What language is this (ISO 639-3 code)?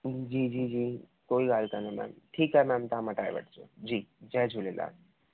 snd